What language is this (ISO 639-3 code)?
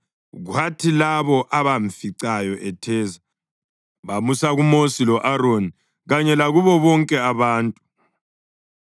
nde